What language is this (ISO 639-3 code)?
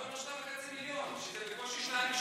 heb